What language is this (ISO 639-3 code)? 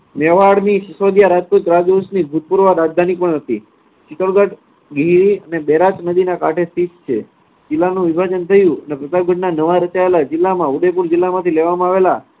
guj